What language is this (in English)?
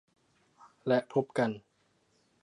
Thai